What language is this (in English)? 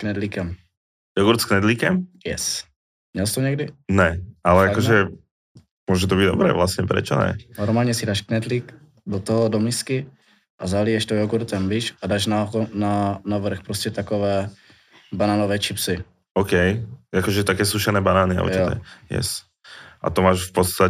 Czech